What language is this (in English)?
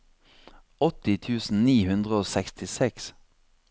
Norwegian